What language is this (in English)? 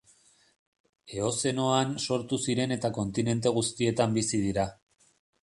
Basque